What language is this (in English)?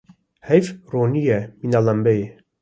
Kurdish